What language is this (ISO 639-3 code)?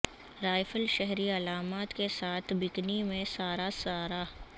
urd